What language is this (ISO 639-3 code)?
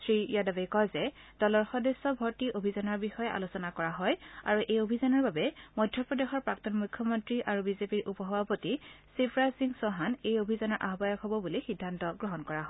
asm